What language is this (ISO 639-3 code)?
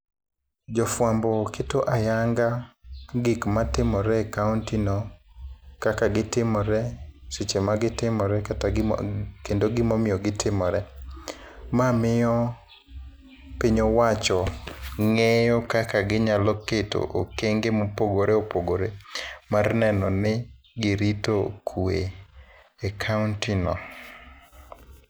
luo